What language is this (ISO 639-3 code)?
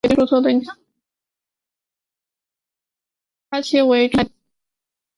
zho